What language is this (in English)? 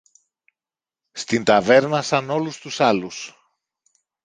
Greek